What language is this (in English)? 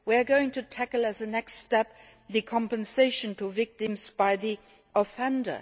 English